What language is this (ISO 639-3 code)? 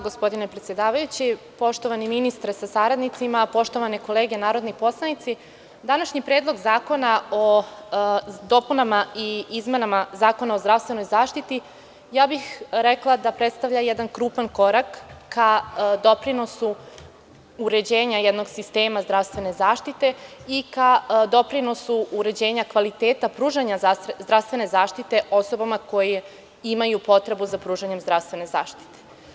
srp